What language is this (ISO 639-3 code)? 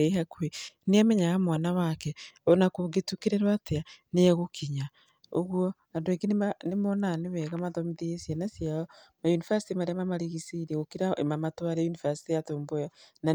kik